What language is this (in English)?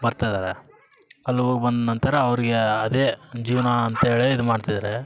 Kannada